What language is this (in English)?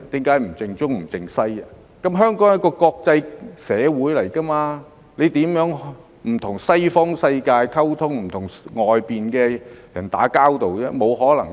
Cantonese